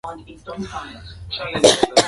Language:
Swahili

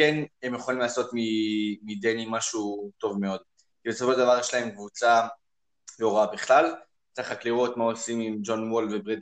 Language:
Hebrew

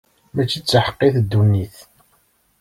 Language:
Kabyle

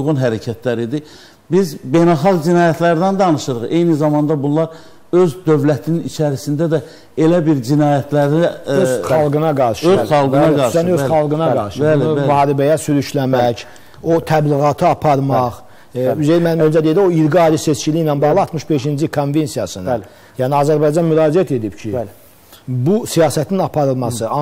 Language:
Turkish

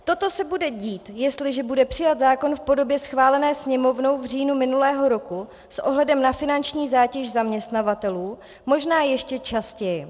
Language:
Czech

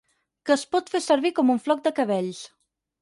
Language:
Catalan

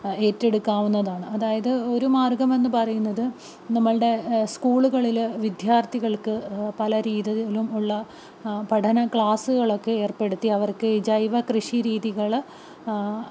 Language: Malayalam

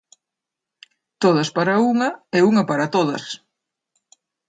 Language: Galician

